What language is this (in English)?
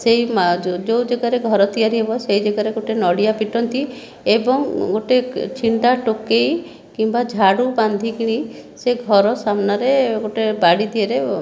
Odia